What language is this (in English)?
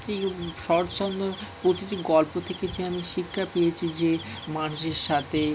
Bangla